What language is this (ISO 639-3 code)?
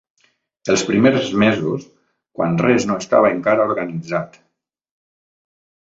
cat